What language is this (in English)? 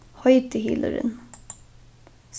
Faroese